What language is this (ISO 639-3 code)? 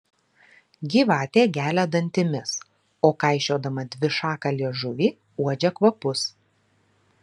lit